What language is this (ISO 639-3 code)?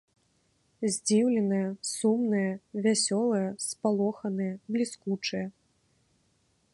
bel